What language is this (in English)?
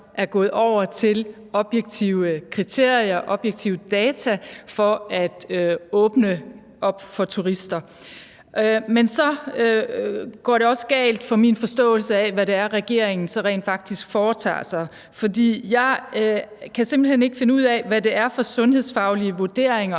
Danish